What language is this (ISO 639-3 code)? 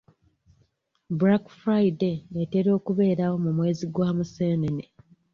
lug